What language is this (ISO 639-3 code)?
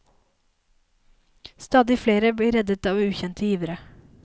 nor